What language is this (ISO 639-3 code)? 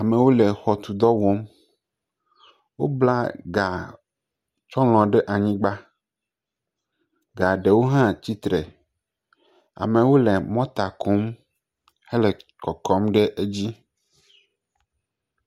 ewe